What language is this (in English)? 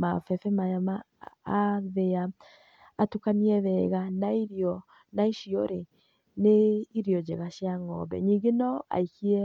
Kikuyu